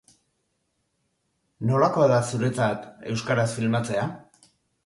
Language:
Basque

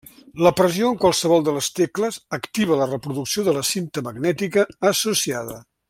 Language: Catalan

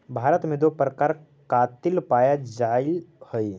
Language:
Magahi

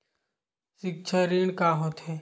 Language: Chhattisgarhi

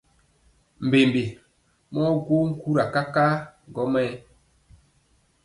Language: Mpiemo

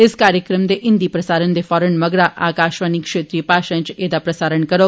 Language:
Dogri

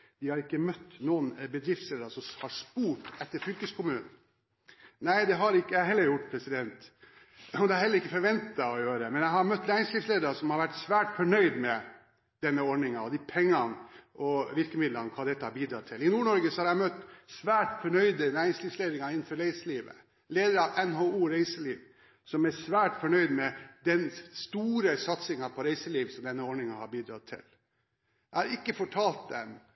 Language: Norwegian Bokmål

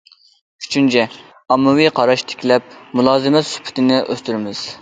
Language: Uyghur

